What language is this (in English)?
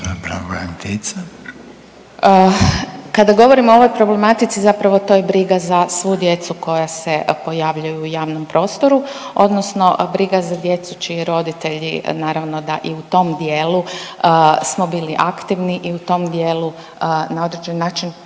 Croatian